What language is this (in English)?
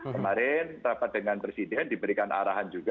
Indonesian